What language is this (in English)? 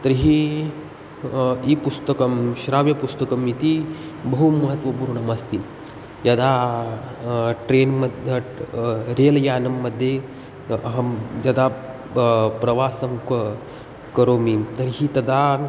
Sanskrit